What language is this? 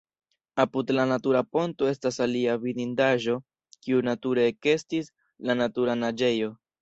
Esperanto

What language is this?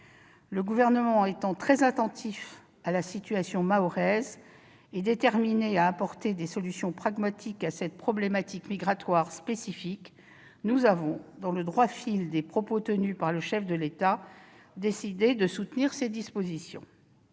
French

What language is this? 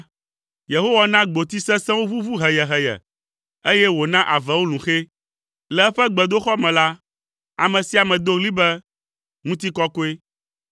Ewe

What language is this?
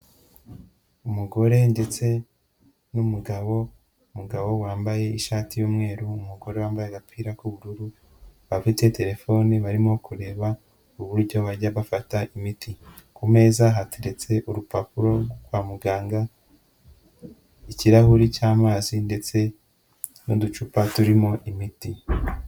Kinyarwanda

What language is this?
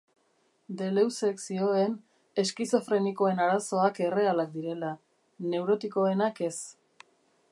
Basque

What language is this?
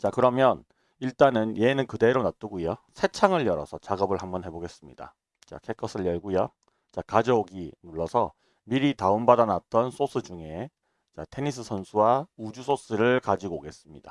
Korean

